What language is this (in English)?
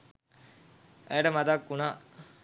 Sinhala